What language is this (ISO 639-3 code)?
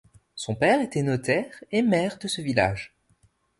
fra